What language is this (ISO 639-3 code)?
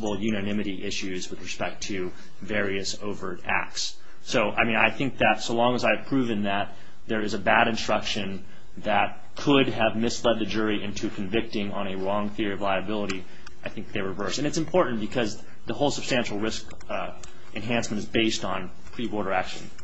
eng